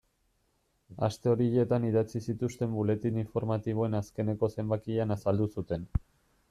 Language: Basque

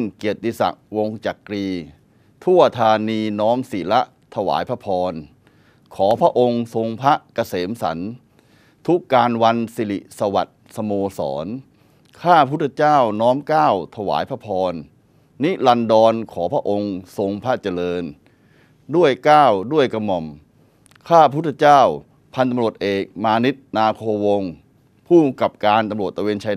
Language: Thai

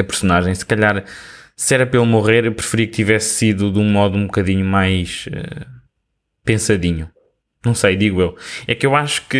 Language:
Portuguese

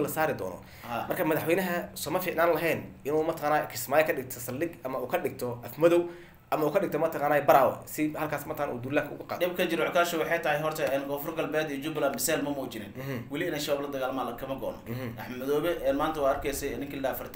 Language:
Arabic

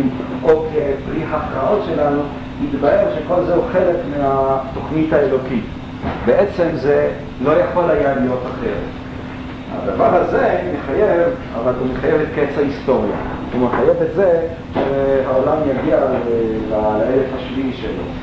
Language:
Hebrew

